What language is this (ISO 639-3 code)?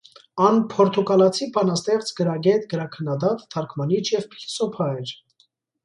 hye